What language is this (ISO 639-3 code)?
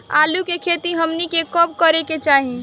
bho